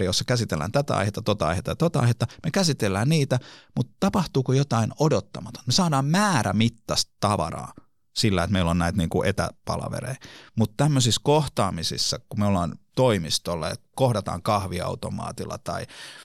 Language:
Finnish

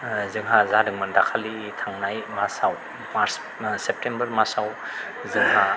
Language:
Bodo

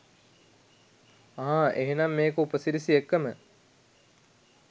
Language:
Sinhala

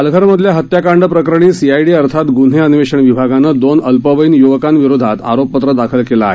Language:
Marathi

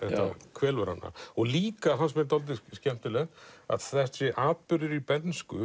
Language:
Icelandic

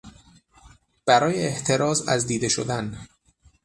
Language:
Persian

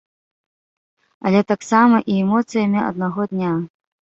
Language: Belarusian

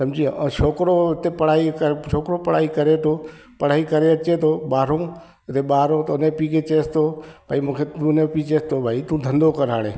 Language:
Sindhi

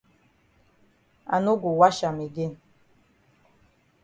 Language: Cameroon Pidgin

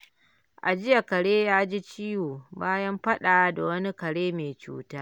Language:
Hausa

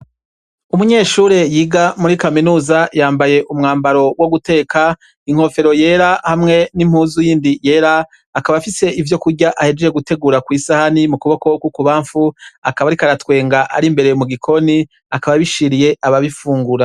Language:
Rundi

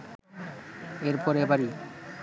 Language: Bangla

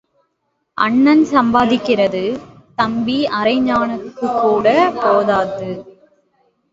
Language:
Tamil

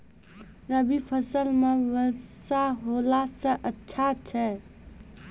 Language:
Maithili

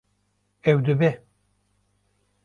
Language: Kurdish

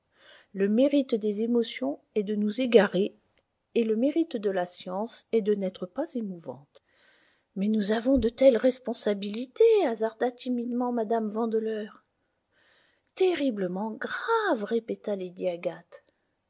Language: French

